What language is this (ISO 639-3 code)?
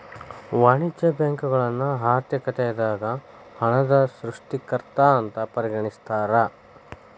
kan